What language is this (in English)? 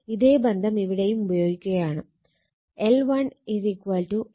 Malayalam